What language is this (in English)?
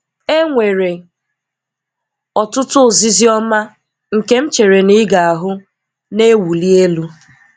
Igbo